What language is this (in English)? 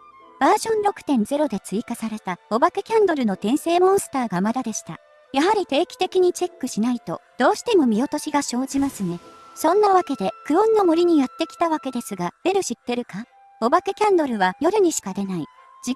Japanese